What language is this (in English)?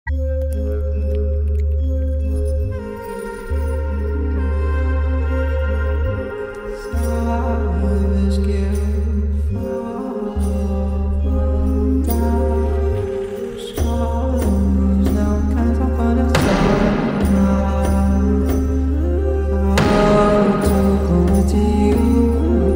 Polish